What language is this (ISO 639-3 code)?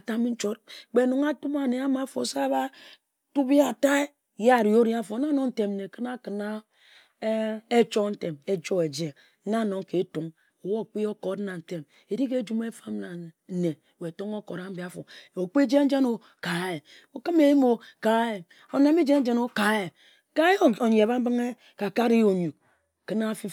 etu